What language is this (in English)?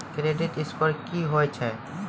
Maithili